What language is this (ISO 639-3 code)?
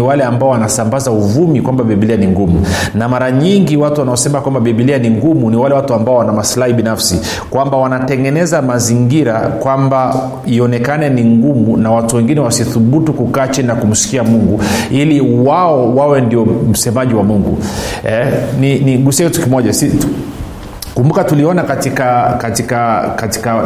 swa